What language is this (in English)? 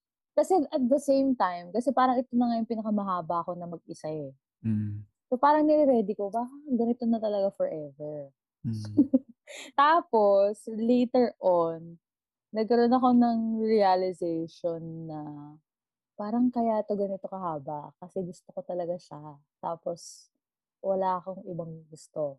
Filipino